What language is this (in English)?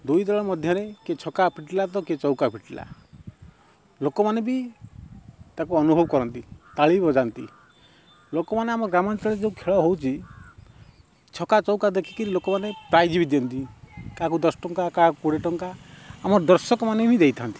Odia